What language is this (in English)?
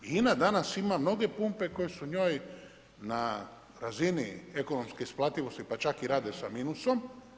Croatian